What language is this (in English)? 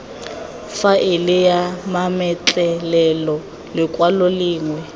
Tswana